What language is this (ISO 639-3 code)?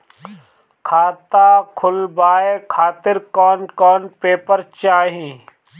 bho